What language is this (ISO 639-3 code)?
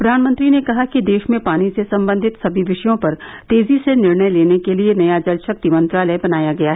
hin